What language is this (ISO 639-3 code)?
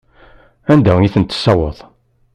kab